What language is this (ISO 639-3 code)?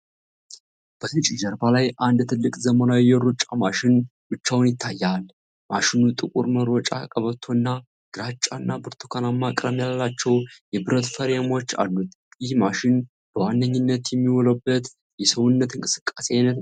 amh